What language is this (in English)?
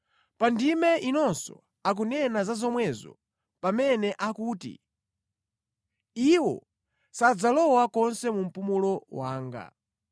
Nyanja